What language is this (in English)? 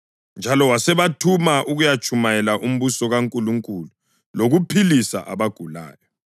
North Ndebele